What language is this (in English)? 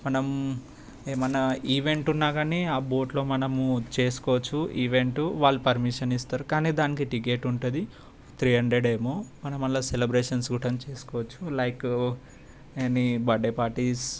Telugu